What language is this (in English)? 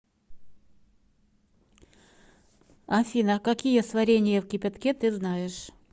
Russian